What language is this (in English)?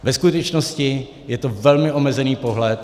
Czech